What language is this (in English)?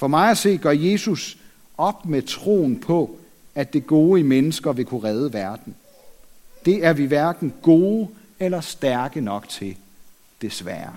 Danish